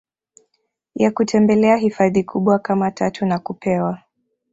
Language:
Swahili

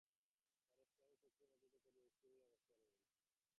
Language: Bangla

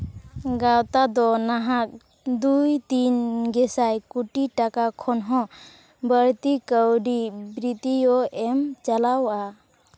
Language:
Santali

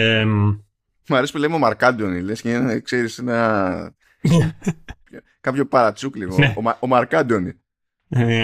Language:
Greek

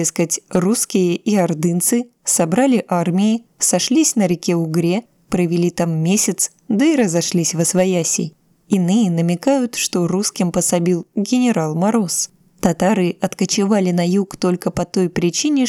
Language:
Russian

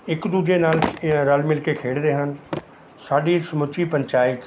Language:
Punjabi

